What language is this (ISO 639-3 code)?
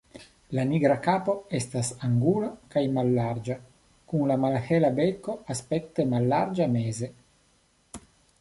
epo